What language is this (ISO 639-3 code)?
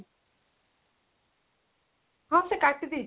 ori